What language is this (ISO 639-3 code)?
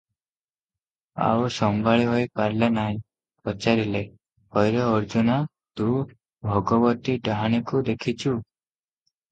ori